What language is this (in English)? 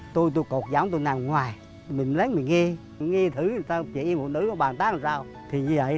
Vietnamese